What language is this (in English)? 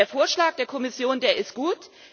German